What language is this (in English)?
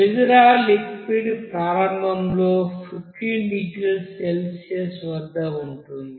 Telugu